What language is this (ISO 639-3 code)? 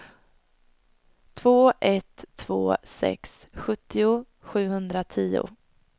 swe